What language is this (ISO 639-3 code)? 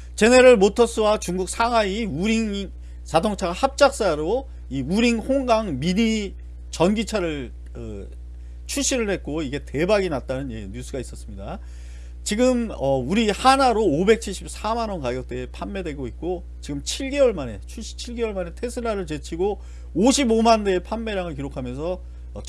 kor